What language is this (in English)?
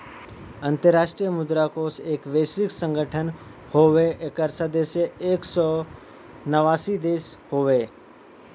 Bhojpuri